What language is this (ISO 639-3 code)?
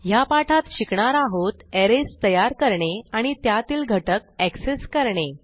mar